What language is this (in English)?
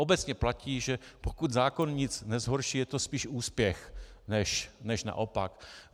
Czech